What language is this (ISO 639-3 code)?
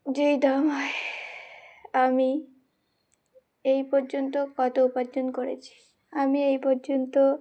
ben